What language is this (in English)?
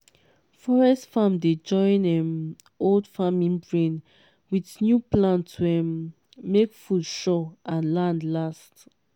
Nigerian Pidgin